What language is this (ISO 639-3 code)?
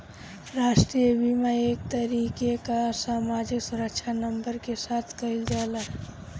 bho